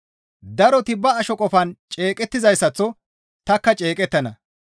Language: Gamo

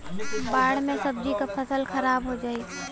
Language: Bhojpuri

